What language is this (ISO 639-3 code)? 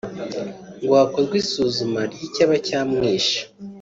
kin